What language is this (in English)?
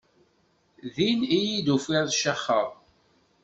Kabyle